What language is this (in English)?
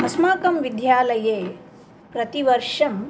Sanskrit